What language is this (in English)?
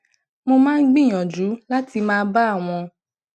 Yoruba